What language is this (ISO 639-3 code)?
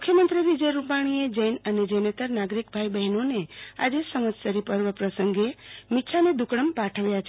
guj